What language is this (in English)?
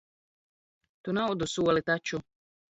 Latvian